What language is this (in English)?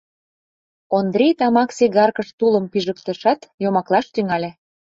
Mari